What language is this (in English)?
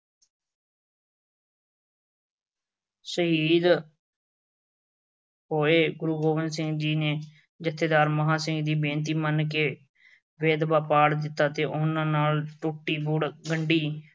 Punjabi